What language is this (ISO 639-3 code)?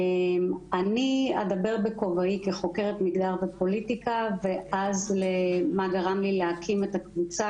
heb